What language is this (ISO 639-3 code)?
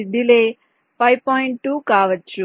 tel